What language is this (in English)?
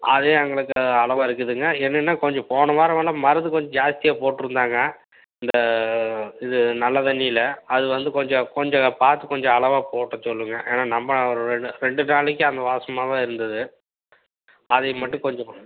Tamil